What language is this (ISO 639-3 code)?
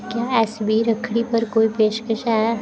doi